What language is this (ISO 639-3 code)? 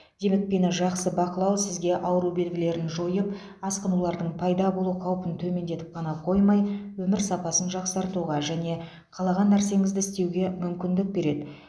kaz